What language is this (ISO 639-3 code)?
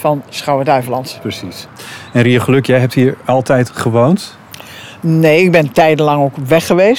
nld